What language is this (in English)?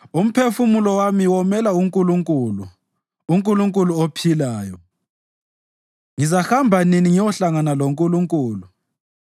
North Ndebele